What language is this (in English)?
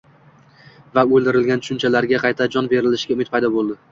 Uzbek